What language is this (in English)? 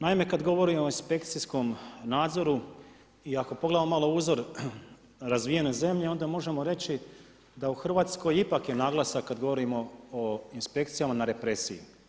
Croatian